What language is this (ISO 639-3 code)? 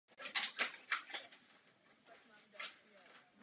ces